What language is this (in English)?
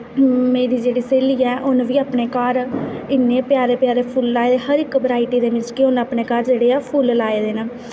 Dogri